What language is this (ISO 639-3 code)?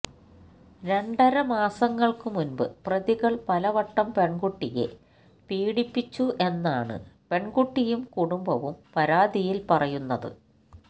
mal